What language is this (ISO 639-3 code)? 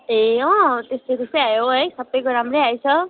nep